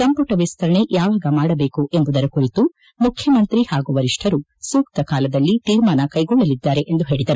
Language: Kannada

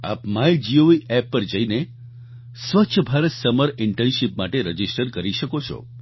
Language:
Gujarati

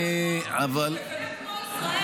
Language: Hebrew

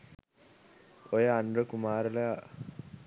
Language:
Sinhala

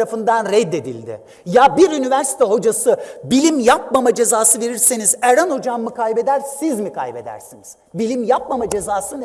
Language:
Turkish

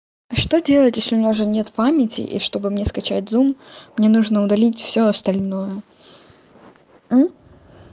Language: Russian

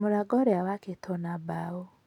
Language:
Kikuyu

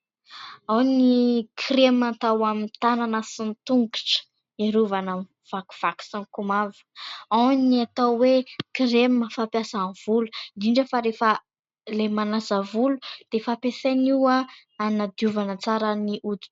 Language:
Malagasy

